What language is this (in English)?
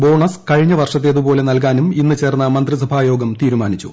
Malayalam